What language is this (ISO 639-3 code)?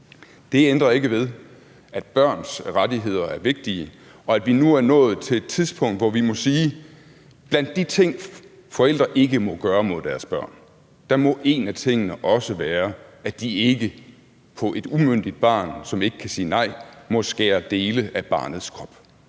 dan